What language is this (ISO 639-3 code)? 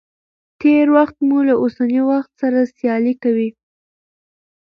pus